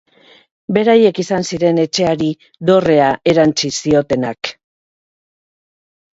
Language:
Basque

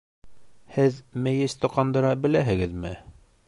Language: Bashkir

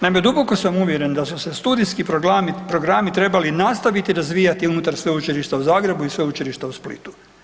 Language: Croatian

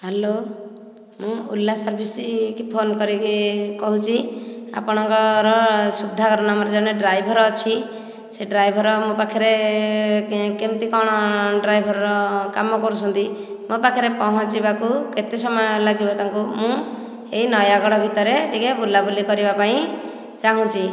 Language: Odia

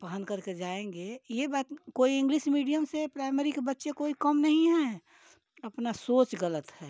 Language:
Hindi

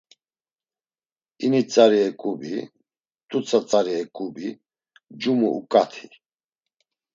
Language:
Laz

